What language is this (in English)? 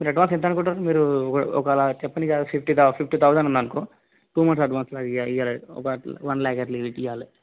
Telugu